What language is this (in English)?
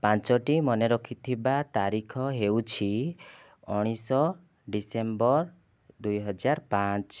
Odia